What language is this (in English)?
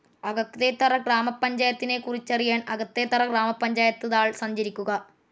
Malayalam